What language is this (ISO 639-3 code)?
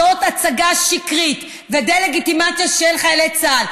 heb